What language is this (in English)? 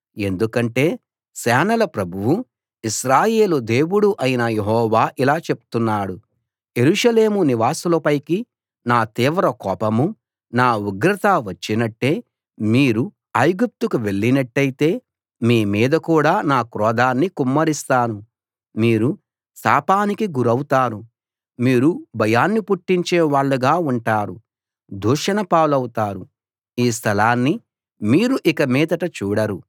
Telugu